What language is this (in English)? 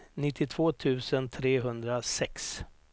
Swedish